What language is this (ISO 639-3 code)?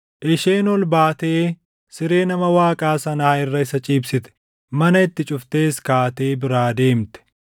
orm